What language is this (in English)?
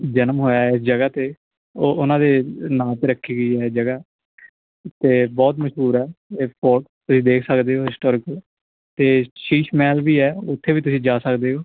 Punjabi